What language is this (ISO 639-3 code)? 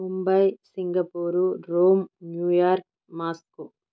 tel